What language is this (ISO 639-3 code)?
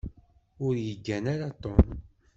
kab